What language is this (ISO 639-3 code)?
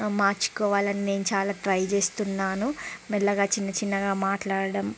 tel